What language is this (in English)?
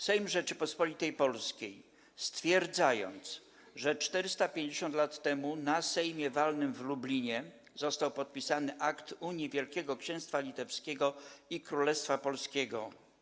Polish